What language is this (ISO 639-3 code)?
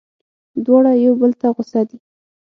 pus